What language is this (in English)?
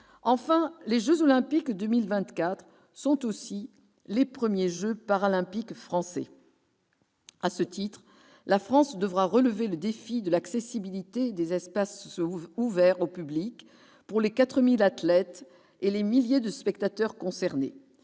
French